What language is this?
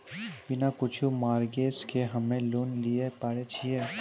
Maithili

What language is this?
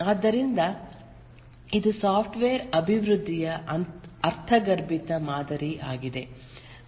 Kannada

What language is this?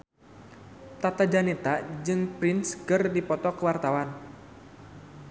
Sundanese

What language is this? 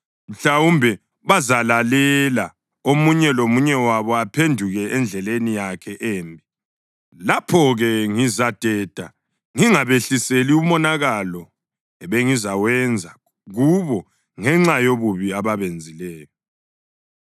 North Ndebele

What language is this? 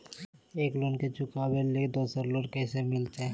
Magahi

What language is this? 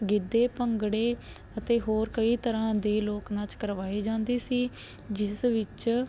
Punjabi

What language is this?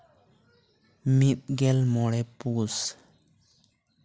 Santali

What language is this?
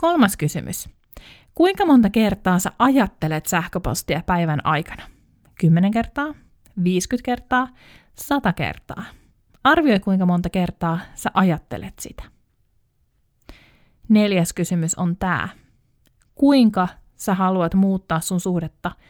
Finnish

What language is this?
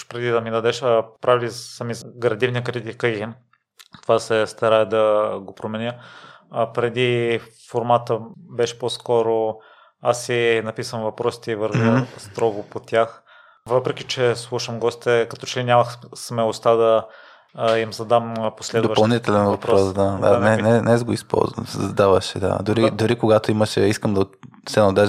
Bulgarian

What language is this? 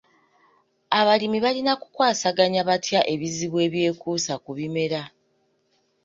Ganda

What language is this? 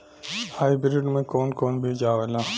Bhojpuri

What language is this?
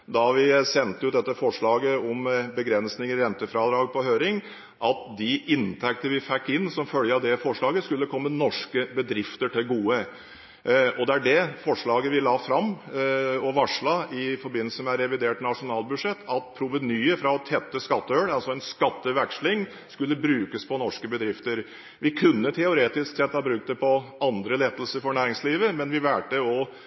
Norwegian Bokmål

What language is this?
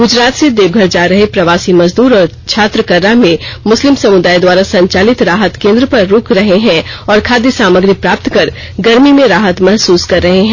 Hindi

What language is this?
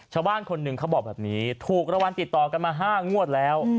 Thai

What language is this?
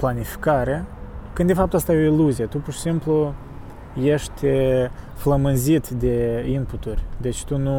Romanian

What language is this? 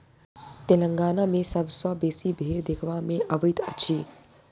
Maithili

